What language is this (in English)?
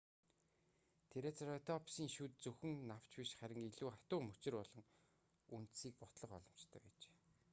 Mongolian